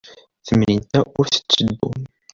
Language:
Kabyle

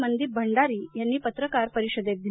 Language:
Marathi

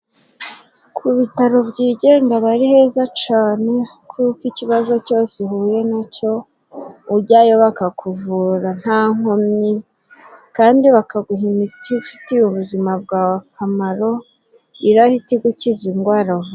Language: Kinyarwanda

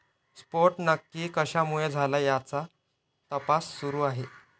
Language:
Marathi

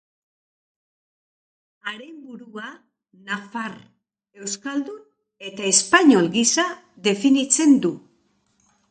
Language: Basque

